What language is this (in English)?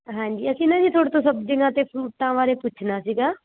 Punjabi